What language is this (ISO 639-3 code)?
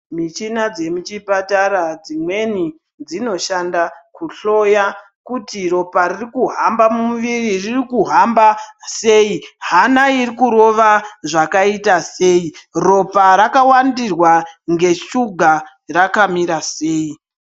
ndc